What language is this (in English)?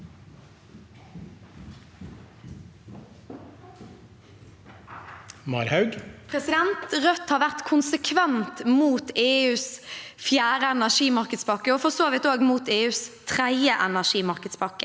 Norwegian